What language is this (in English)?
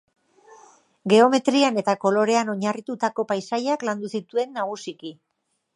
Basque